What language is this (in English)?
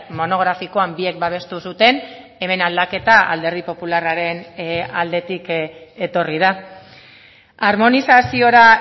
Basque